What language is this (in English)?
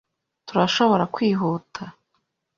Kinyarwanda